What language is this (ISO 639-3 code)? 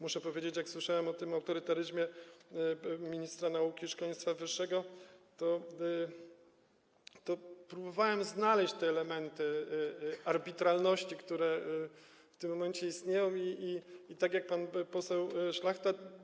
pol